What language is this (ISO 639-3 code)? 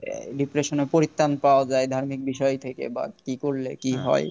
ben